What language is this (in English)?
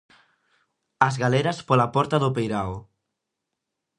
Galician